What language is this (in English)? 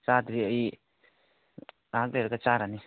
Manipuri